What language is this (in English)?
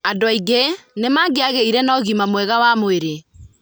Kikuyu